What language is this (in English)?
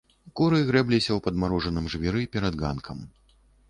Belarusian